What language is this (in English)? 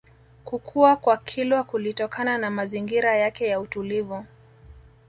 Swahili